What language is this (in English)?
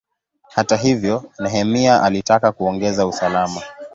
Swahili